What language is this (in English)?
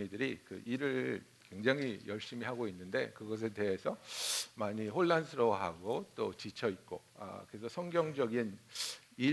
Korean